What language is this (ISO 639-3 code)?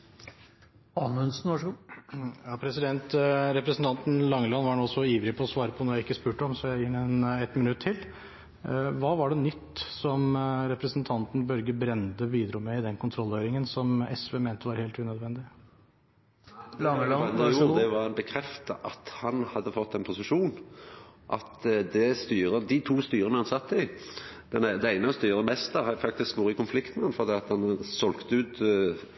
nor